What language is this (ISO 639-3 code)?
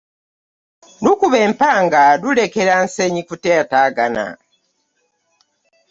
lug